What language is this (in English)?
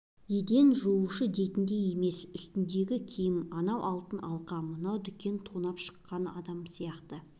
Kazakh